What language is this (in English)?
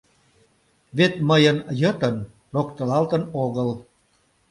Mari